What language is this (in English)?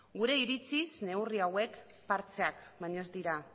Basque